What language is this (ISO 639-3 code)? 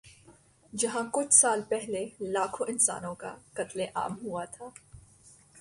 urd